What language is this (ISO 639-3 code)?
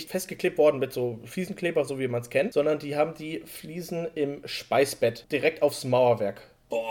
deu